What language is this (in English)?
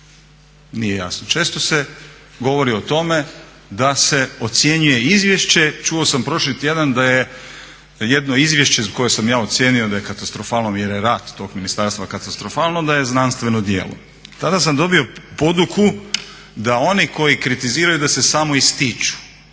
Croatian